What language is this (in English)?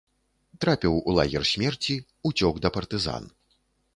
Belarusian